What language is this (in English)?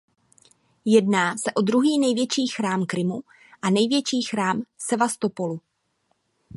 Czech